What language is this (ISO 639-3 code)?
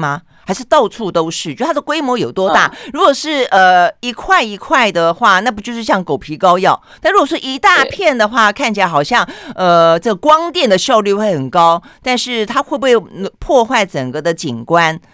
zho